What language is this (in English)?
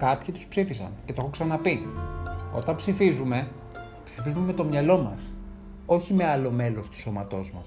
Greek